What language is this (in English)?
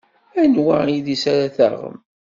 Kabyle